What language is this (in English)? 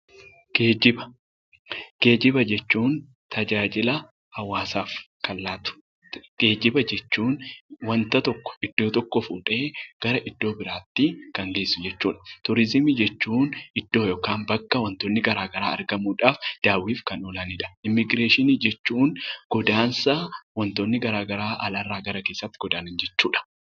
Oromo